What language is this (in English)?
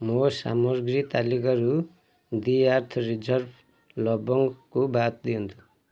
Odia